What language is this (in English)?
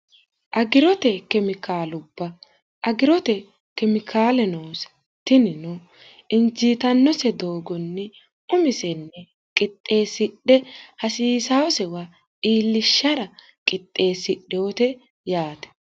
Sidamo